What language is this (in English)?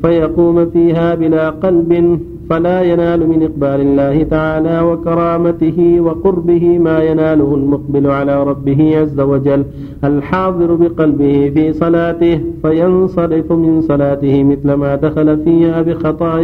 Arabic